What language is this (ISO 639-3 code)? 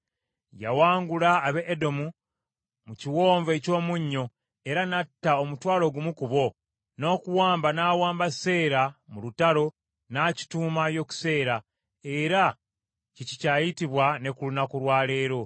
lug